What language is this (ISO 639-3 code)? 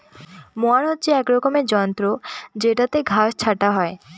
ben